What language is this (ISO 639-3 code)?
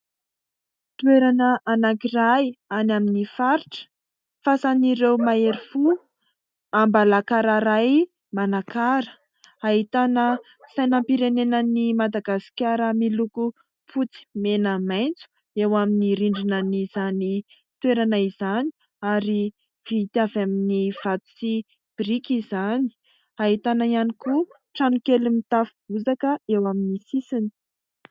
mlg